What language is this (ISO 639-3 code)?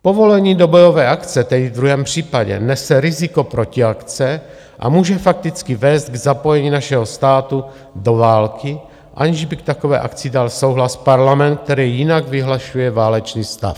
ces